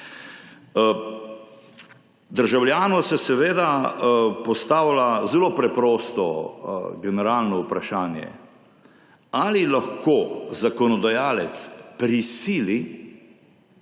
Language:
Slovenian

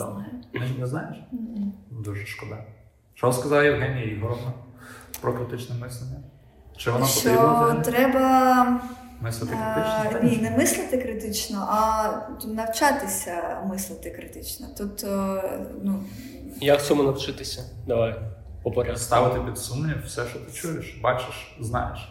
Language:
Ukrainian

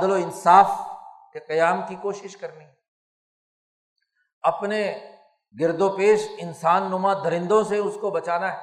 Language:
Urdu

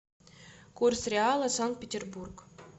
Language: Russian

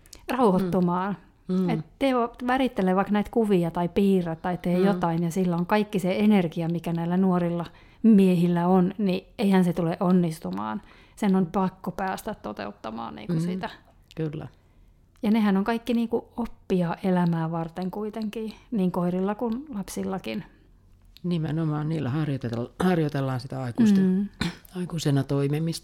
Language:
Finnish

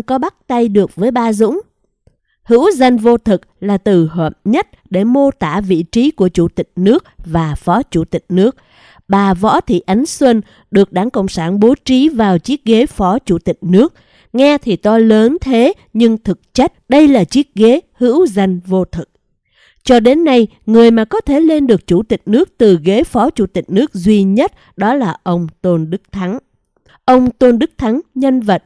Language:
Vietnamese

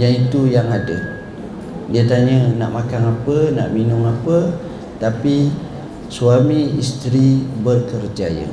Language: Malay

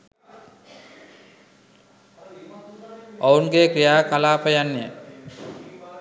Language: Sinhala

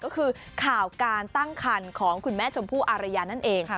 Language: Thai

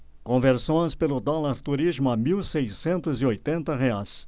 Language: Portuguese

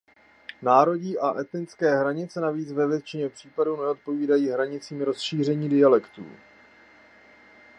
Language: Czech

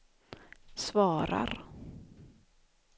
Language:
Swedish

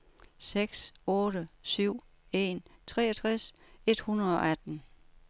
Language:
Danish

